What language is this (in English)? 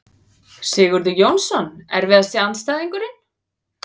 Icelandic